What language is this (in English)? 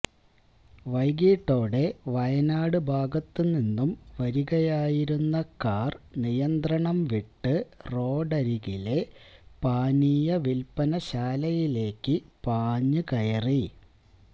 Malayalam